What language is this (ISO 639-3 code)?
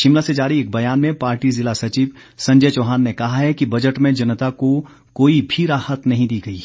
hin